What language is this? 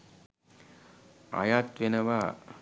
Sinhala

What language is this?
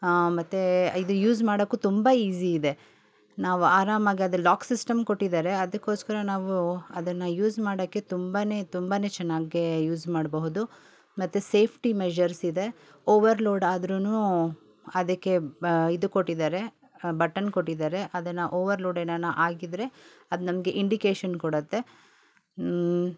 Kannada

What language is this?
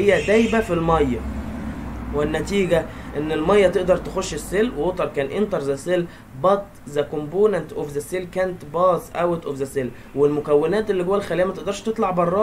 Arabic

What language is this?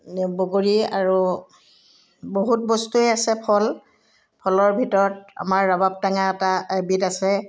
Assamese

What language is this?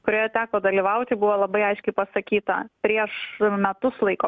Lithuanian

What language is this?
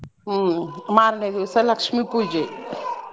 Kannada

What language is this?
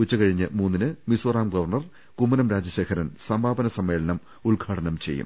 Malayalam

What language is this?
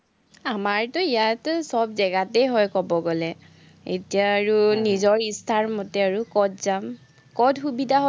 Assamese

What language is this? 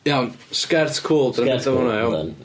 Welsh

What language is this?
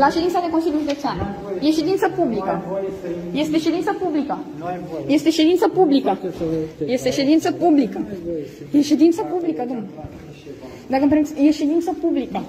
Romanian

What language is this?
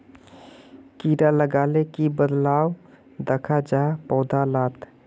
Magahi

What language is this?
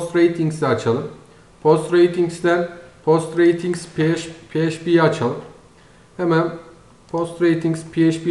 Turkish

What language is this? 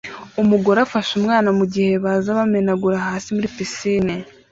Kinyarwanda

